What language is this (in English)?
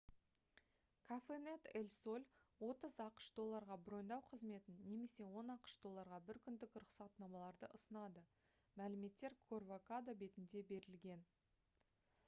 Kazakh